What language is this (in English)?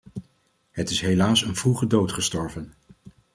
Dutch